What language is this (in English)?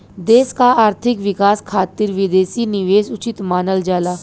Bhojpuri